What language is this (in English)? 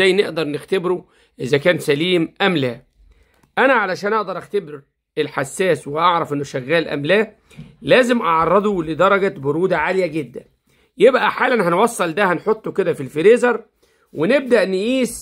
Arabic